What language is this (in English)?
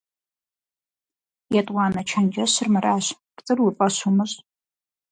Kabardian